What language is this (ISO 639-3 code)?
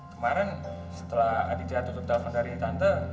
ind